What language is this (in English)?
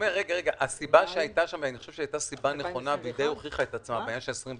Hebrew